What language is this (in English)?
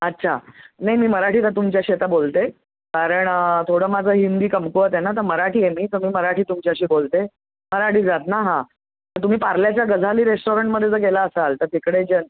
Marathi